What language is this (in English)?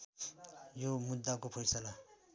Nepali